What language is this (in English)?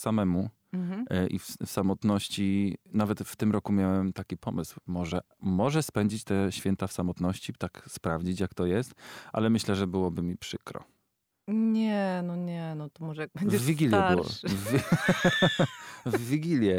Polish